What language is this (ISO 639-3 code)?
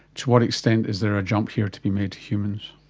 eng